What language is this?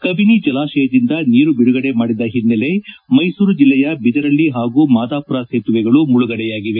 Kannada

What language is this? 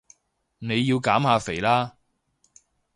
Cantonese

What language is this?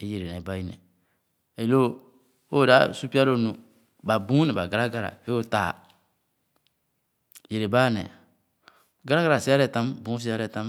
Khana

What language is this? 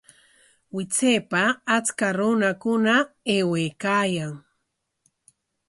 Corongo Ancash Quechua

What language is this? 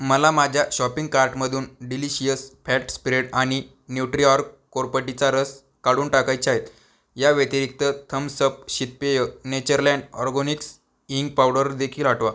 Marathi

